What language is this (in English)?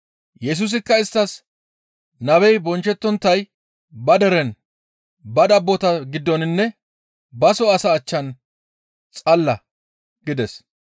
Gamo